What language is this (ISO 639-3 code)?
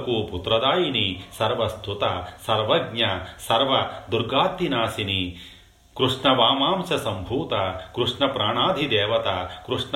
tel